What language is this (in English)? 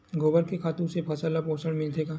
Chhattisgarhi